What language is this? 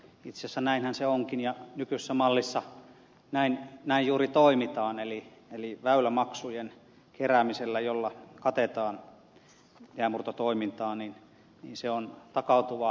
Finnish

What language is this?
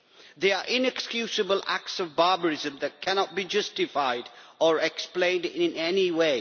English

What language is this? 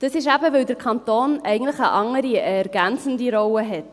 Swiss German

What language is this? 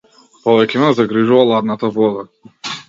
Macedonian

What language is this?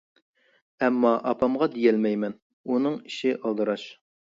Uyghur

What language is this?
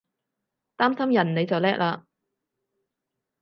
Cantonese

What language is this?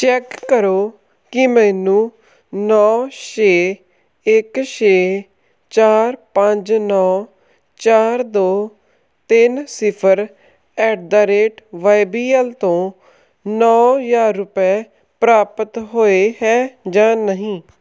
Punjabi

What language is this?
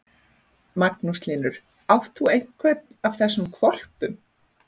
Icelandic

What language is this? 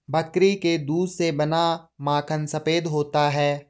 Hindi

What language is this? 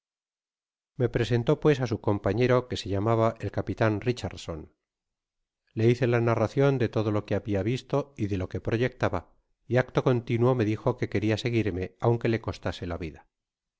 Spanish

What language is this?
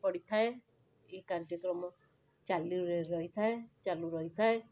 Odia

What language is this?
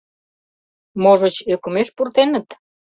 Mari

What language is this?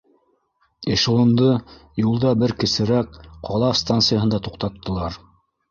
Bashkir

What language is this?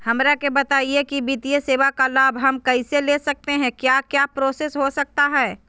Magahi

